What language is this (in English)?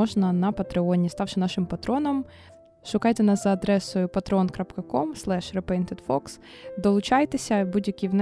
Ukrainian